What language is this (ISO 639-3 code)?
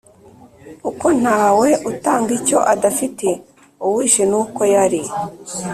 kin